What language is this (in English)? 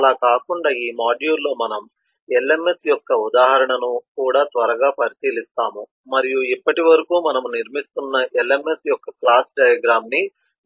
Telugu